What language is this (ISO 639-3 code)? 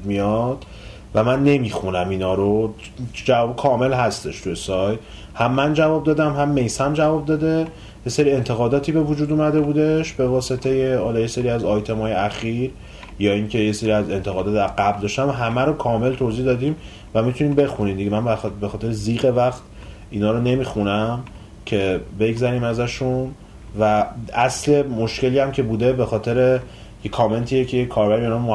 fas